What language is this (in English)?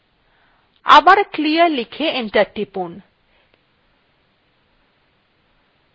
Bangla